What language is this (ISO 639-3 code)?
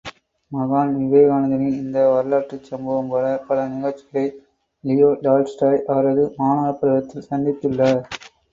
tam